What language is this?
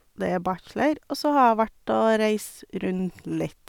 Norwegian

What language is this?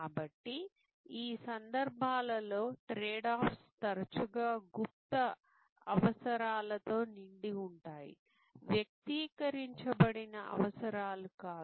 Telugu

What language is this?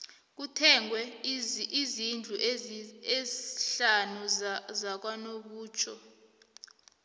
South Ndebele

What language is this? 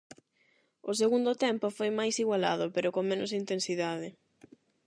Galician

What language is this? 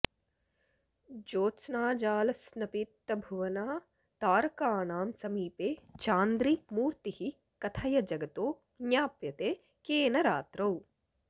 Sanskrit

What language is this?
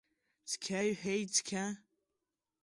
Abkhazian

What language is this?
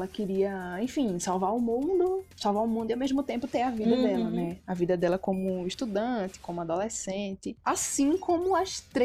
Portuguese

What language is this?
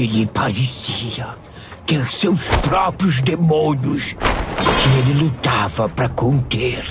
Portuguese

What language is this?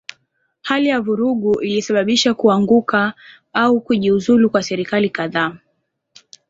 Swahili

